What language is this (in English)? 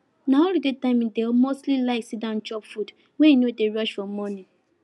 Nigerian Pidgin